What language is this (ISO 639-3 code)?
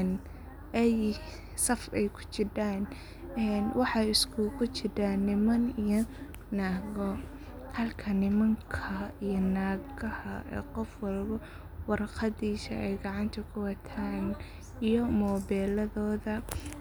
som